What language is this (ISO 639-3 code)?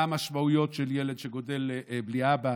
heb